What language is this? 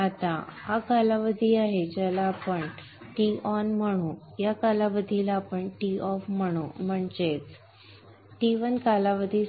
Marathi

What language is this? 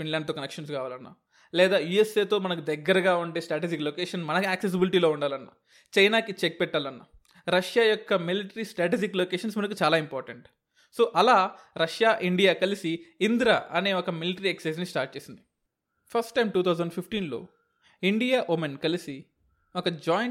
Telugu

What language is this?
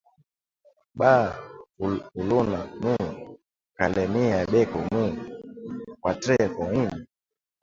Swahili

